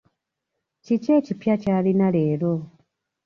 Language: Ganda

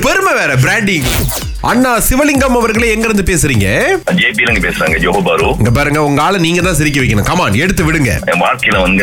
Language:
Tamil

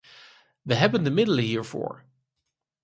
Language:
Dutch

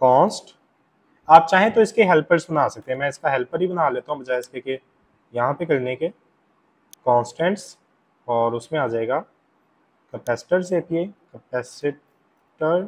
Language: Hindi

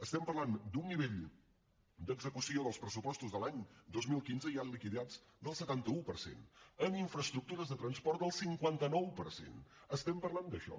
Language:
Catalan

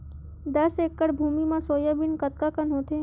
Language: Chhattisgarhi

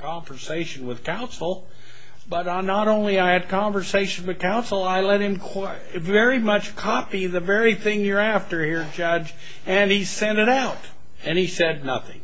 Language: English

